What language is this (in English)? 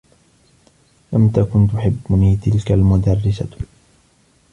Arabic